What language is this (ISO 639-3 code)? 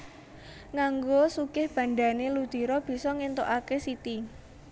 jav